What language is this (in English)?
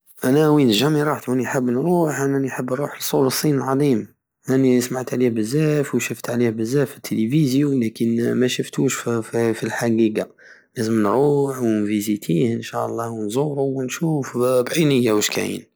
Algerian Saharan Arabic